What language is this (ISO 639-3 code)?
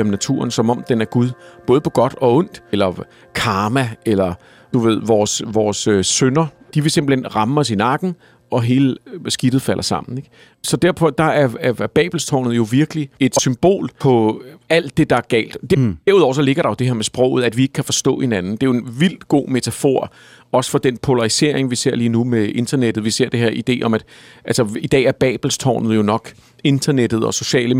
dan